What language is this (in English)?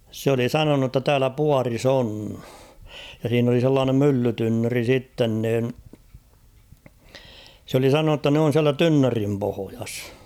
Finnish